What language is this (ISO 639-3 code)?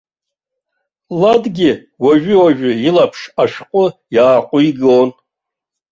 abk